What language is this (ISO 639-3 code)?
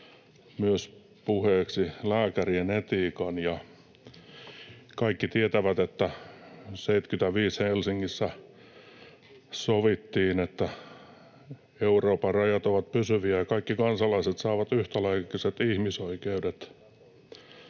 fin